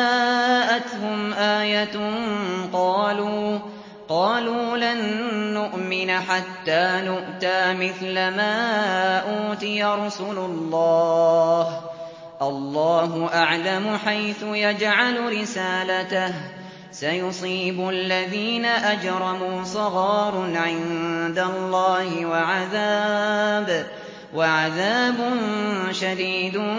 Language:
Arabic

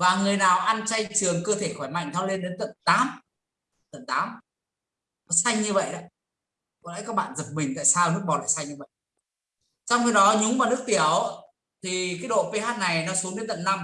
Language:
Vietnamese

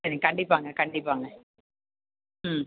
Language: Tamil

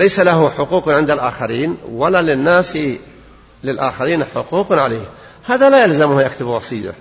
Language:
Arabic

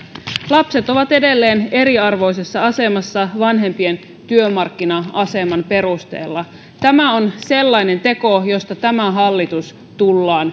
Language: Finnish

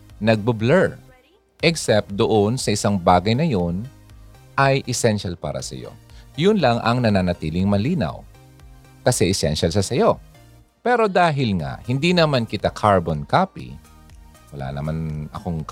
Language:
Filipino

